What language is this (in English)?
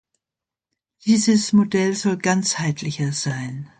German